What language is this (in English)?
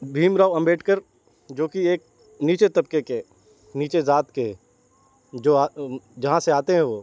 Urdu